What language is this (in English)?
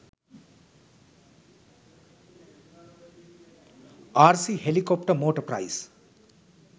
Sinhala